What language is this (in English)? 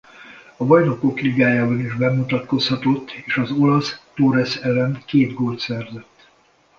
Hungarian